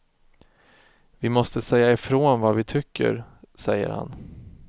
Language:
Swedish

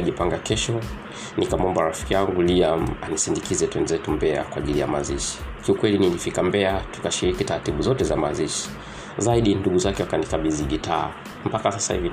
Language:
Swahili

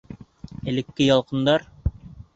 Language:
Bashkir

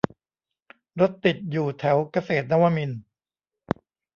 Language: Thai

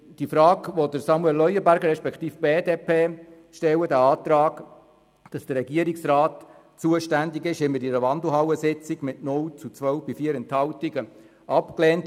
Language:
Swiss German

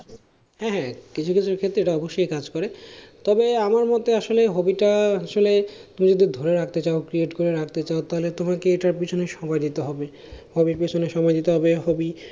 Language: Bangla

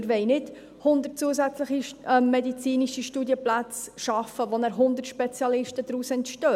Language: Swiss German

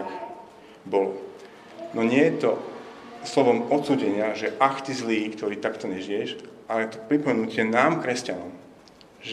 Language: Slovak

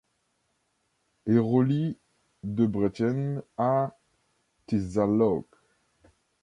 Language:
French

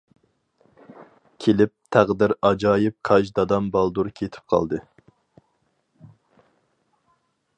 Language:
Uyghur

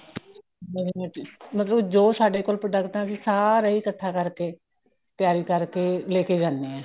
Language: Punjabi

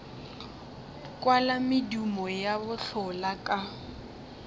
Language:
Northern Sotho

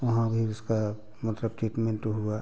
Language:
Hindi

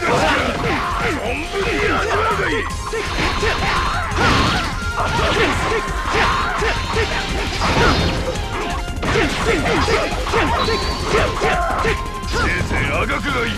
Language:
Japanese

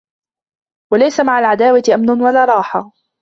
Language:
Arabic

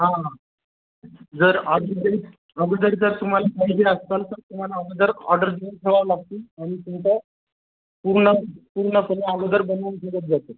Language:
Marathi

